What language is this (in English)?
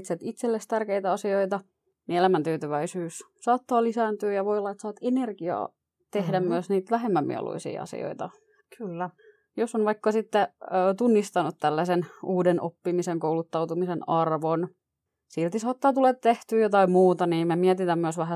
Finnish